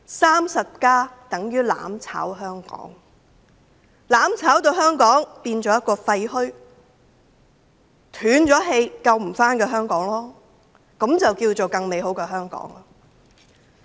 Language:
Cantonese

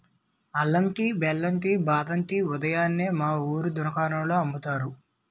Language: Telugu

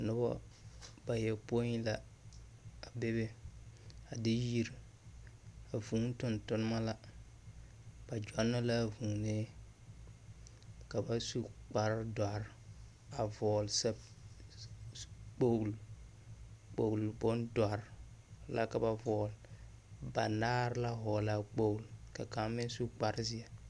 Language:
Southern Dagaare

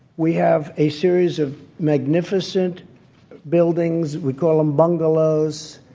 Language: English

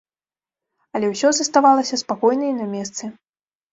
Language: Belarusian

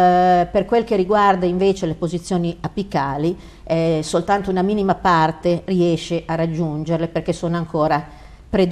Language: Italian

